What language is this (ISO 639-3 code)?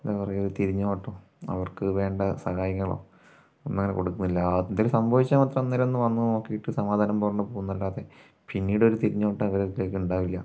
mal